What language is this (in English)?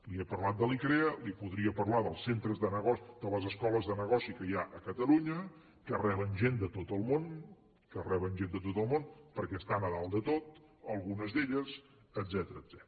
Catalan